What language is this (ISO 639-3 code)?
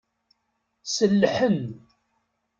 kab